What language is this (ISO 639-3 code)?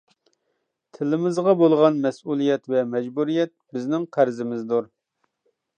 uig